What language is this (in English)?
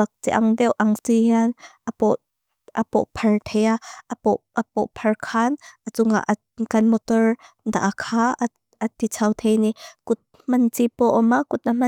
Mizo